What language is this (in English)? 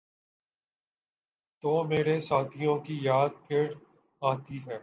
Urdu